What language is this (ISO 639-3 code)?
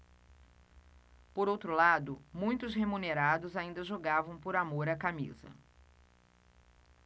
por